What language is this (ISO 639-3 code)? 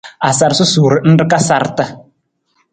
nmz